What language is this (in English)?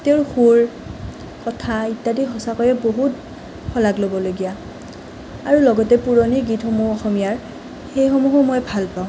Assamese